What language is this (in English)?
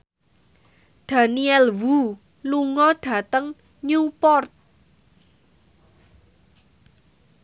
Javanese